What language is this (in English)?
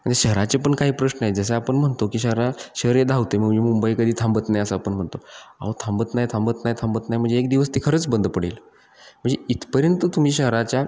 Marathi